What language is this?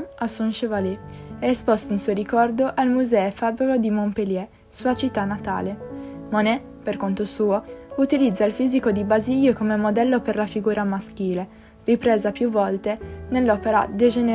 Italian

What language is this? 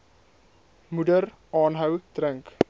Afrikaans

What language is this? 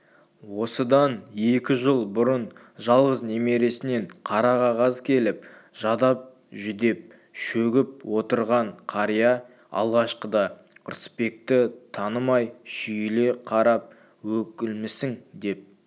Kazakh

